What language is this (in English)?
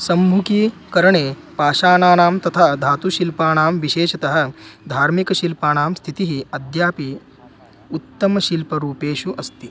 Sanskrit